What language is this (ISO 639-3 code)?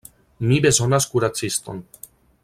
epo